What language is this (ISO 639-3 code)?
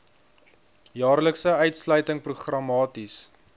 afr